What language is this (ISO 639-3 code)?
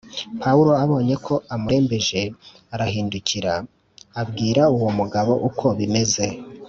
kin